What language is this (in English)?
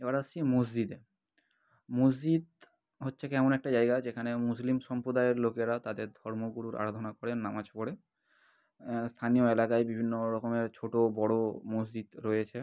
Bangla